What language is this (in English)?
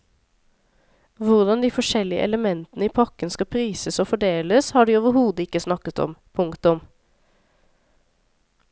Norwegian